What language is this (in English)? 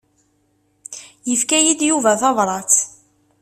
Kabyle